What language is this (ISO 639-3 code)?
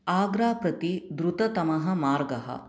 san